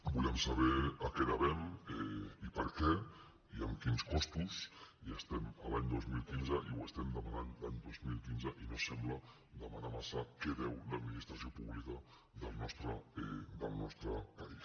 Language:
Catalan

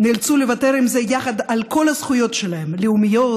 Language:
Hebrew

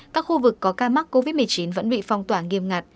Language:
Vietnamese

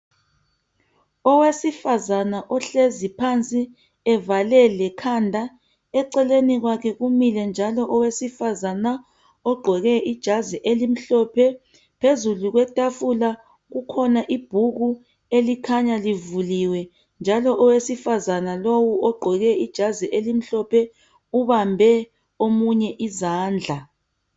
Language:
North Ndebele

